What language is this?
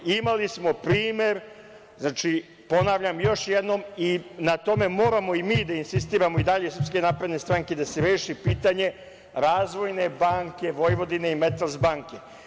Serbian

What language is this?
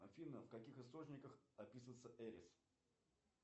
Russian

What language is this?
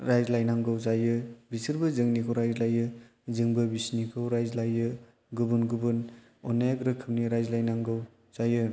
Bodo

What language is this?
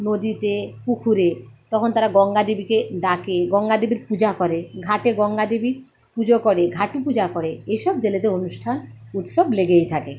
Bangla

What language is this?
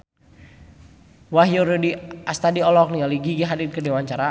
Sundanese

